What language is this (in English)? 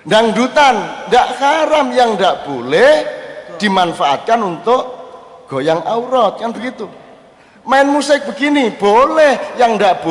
Indonesian